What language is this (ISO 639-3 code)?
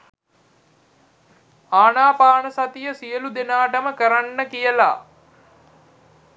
sin